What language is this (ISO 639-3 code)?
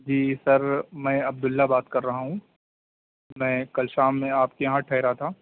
urd